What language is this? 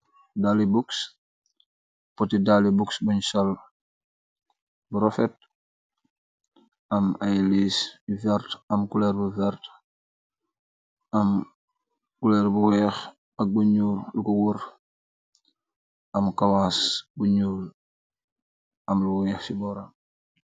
Wolof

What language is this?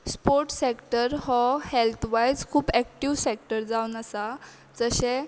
Konkani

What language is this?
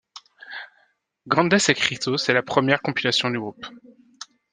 French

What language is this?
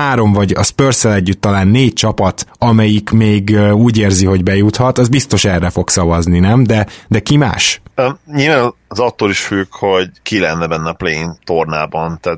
Hungarian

